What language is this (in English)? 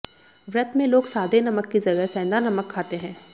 Hindi